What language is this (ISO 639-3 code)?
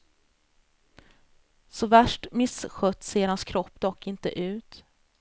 swe